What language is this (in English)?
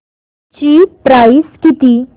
Marathi